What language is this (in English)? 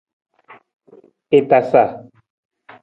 Nawdm